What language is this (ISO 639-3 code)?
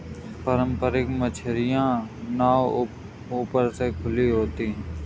hin